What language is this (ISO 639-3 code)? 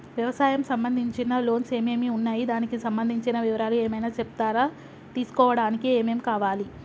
tel